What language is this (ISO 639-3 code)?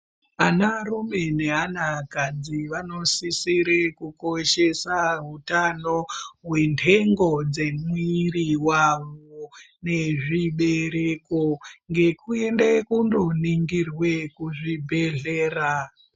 ndc